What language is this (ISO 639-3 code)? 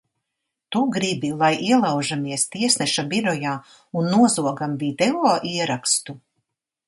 lav